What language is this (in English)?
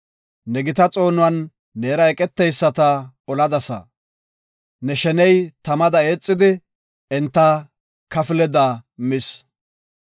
Gofa